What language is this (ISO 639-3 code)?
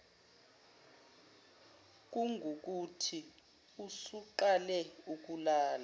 zul